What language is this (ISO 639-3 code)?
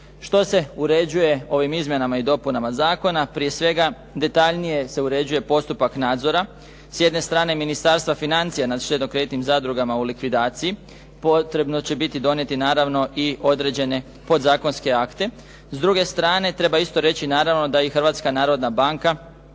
hrv